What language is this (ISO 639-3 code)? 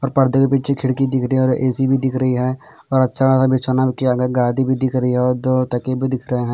hin